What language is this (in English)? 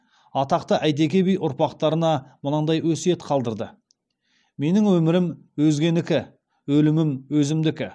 Kazakh